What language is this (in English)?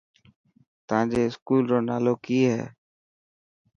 Dhatki